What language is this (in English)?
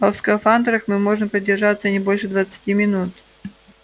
Russian